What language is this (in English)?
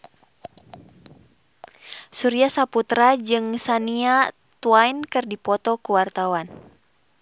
Sundanese